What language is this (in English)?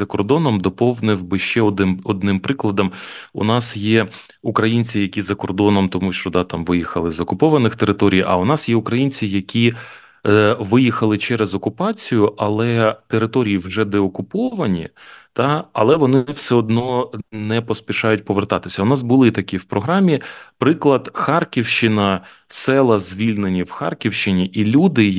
Ukrainian